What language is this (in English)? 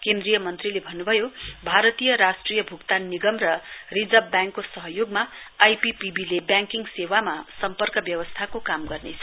Nepali